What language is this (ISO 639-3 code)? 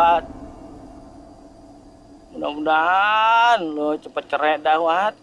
ind